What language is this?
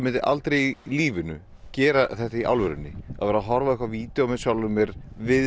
Icelandic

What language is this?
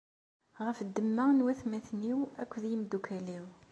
Kabyle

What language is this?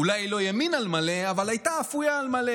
Hebrew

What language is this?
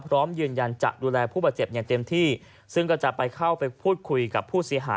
Thai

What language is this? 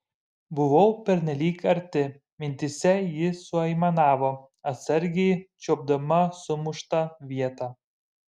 Lithuanian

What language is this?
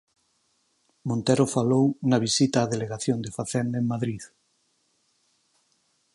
Galician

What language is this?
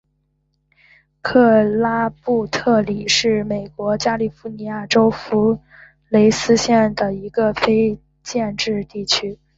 Chinese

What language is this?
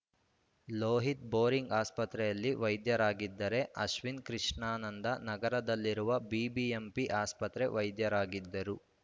Kannada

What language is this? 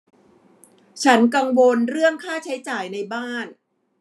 Thai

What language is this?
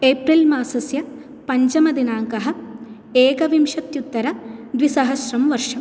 Sanskrit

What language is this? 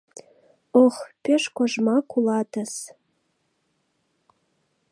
Mari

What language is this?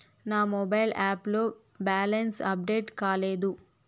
Telugu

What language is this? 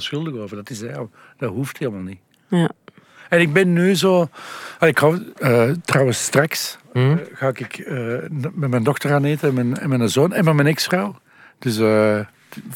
Dutch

